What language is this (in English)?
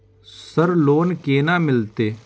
Maithili